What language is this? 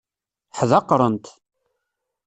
Kabyle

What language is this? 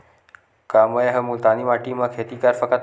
Chhattisgarhi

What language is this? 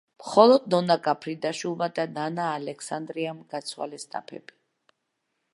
Georgian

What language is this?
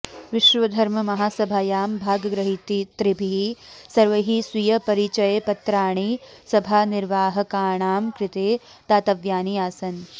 Sanskrit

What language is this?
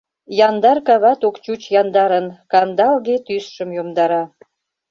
Mari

